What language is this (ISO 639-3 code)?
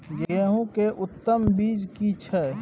mai